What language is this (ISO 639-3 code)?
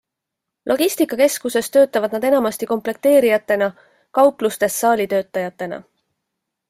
est